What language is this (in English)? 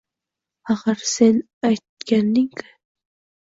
Uzbek